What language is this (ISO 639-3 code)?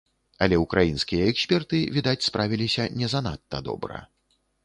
bel